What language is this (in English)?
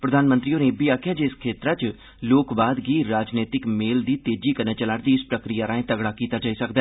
Dogri